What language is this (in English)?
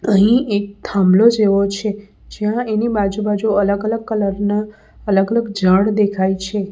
Gujarati